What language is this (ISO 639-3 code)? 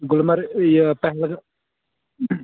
kas